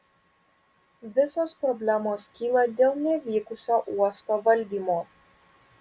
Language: Lithuanian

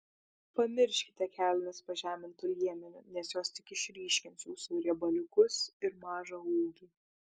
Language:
Lithuanian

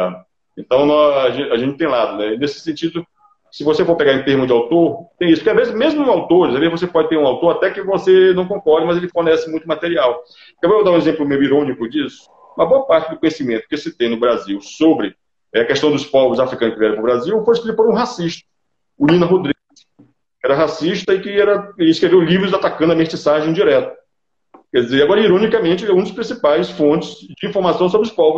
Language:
Portuguese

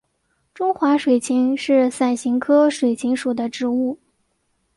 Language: Chinese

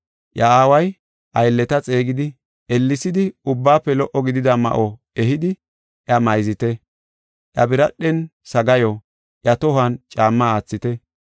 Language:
Gofa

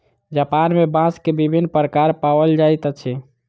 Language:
Maithili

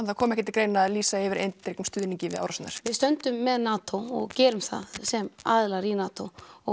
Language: Icelandic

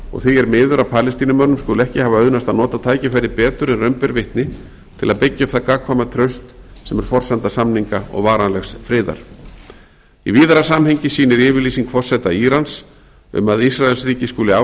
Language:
Icelandic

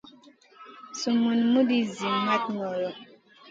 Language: Masana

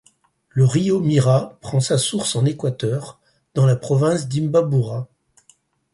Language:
French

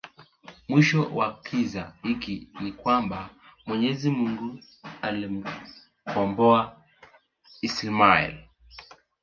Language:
Swahili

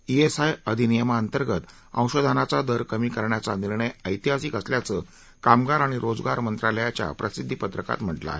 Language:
Marathi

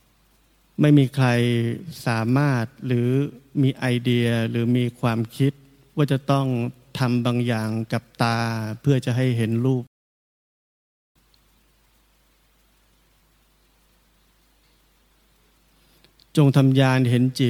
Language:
Thai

